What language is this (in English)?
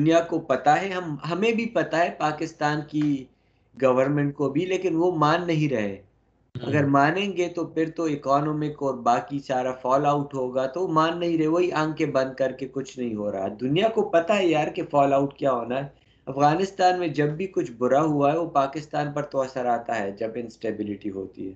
Urdu